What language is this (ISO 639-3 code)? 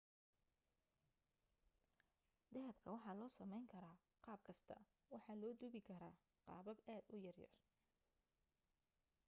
som